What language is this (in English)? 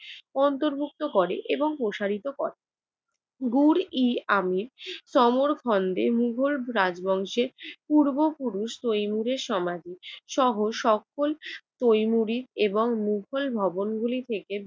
Bangla